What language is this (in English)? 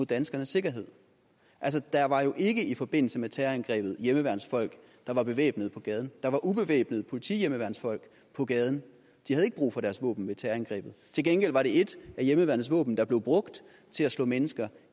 Danish